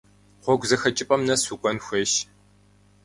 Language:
Kabardian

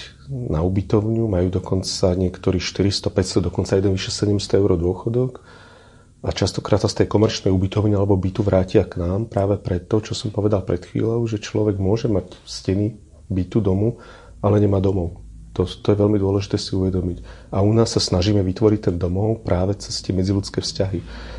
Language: Slovak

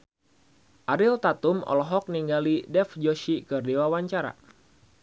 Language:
Sundanese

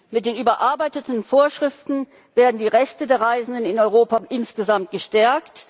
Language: German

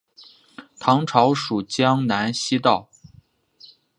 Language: Chinese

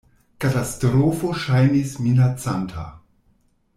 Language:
Esperanto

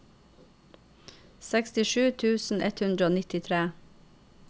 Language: Norwegian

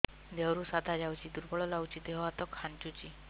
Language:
Odia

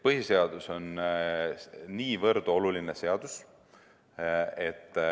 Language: Estonian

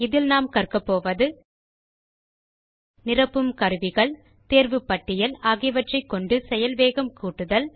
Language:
Tamil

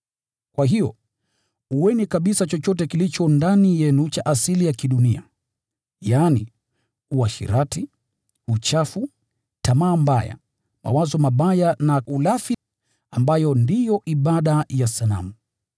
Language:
Swahili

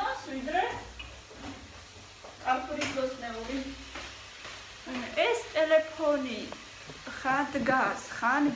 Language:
Romanian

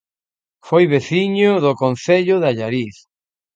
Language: Galician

